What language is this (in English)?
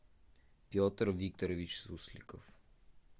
Russian